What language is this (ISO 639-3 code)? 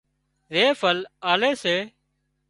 kxp